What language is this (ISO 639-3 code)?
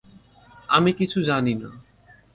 ben